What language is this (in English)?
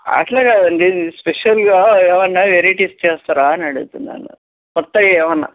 Telugu